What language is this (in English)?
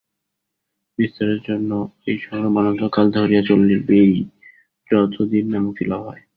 Bangla